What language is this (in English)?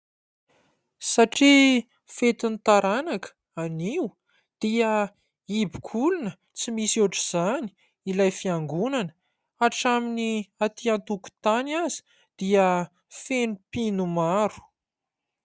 Malagasy